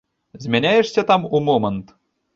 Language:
Belarusian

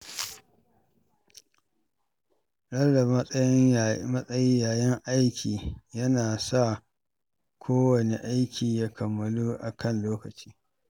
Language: Hausa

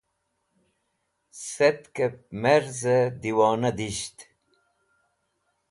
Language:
Wakhi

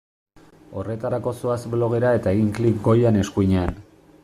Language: Basque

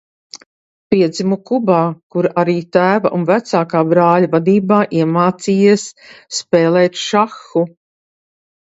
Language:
Latvian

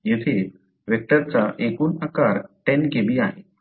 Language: Marathi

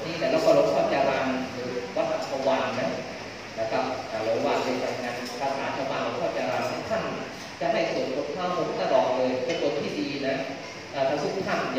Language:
Thai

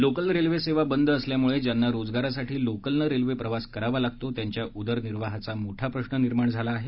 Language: Marathi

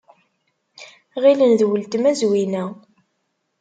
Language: Kabyle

